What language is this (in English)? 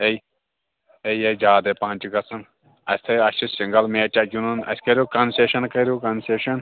Kashmiri